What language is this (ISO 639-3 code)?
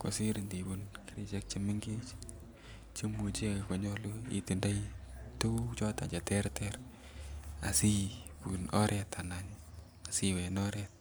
kln